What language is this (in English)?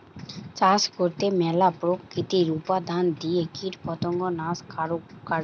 Bangla